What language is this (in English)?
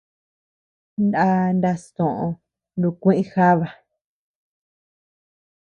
Tepeuxila Cuicatec